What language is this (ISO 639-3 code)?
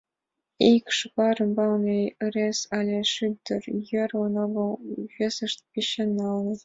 chm